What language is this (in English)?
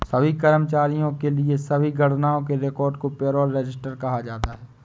Hindi